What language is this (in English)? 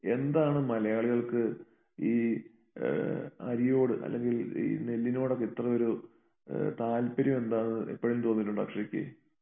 Malayalam